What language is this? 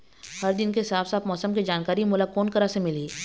Chhattisgarhi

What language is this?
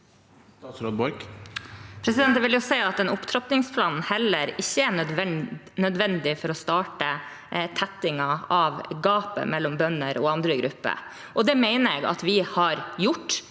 Norwegian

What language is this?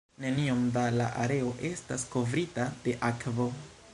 Esperanto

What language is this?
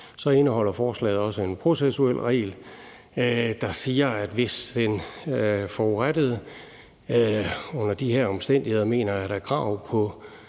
Danish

